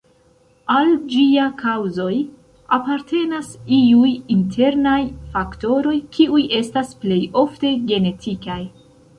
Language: Esperanto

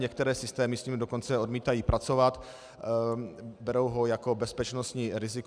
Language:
Czech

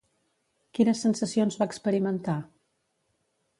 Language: Catalan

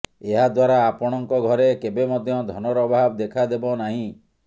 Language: Odia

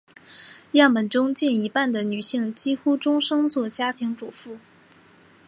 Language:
Chinese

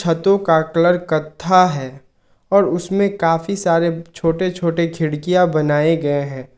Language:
Hindi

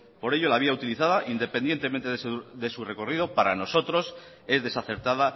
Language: Spanish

